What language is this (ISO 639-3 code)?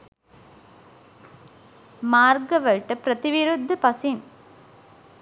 sin